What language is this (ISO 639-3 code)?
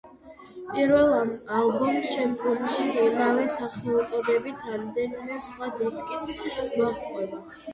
kat